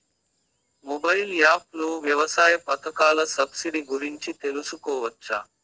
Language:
Telugu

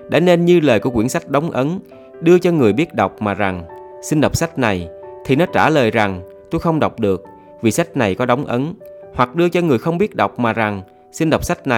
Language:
Vietnamese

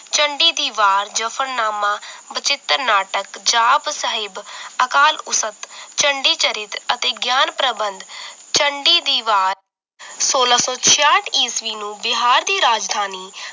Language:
Punjabi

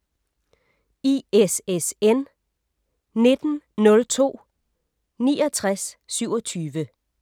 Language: Danish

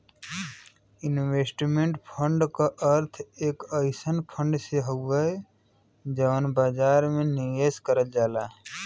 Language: Bhojpuri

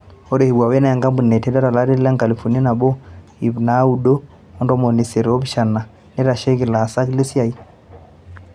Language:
Masai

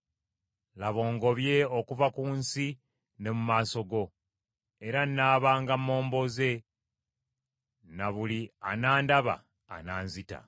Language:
Ganda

